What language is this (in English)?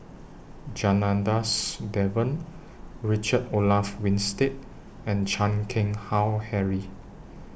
English